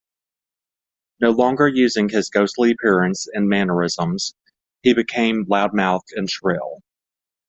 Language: English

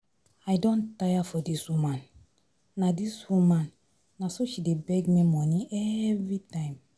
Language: Nigerian Pidgin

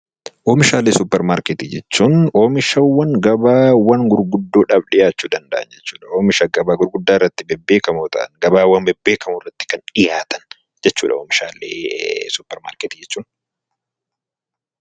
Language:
Oromo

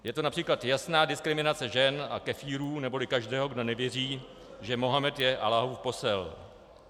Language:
Czech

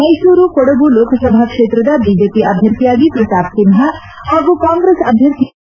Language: Kannada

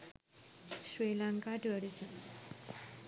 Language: Sinhala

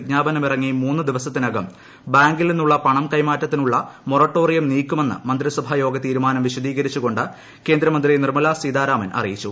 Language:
Malayalam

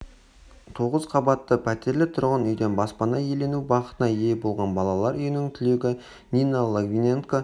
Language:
Kazakh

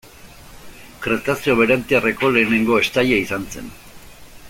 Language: Basque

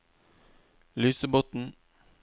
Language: Norwegian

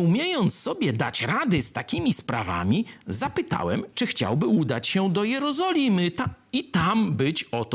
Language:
Polish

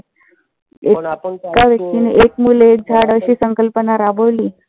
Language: Marathi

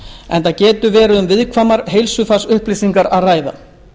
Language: Icelandic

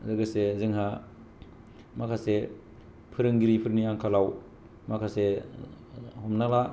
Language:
Bodo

